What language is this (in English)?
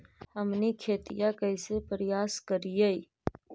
Magahi